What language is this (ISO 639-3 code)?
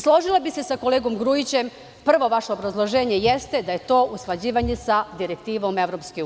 srp